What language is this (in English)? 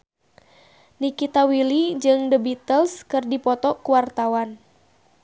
Sundanese